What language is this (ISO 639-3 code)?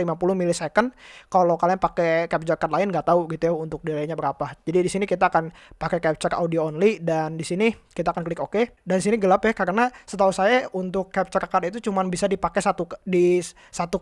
ind